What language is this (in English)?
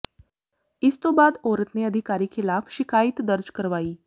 Punjabi